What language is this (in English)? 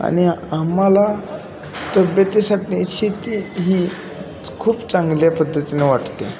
Marathi